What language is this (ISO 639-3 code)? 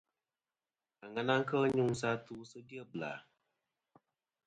bkm